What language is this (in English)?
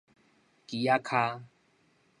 Min Nan Chinese